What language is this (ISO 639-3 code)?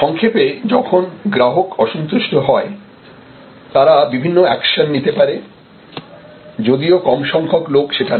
ben